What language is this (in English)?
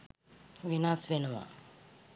Sinhala